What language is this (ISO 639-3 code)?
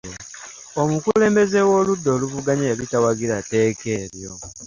lug